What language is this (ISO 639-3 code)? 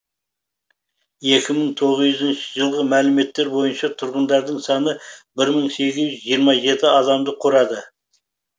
kaz